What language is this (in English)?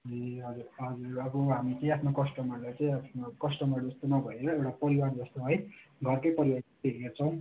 Nepali